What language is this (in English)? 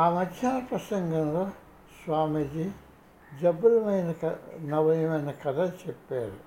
Telugu